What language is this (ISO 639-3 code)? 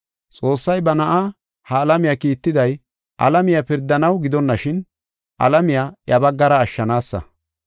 gof